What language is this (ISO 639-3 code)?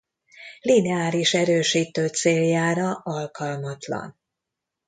hun